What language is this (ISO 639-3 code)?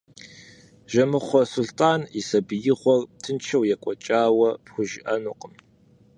kbd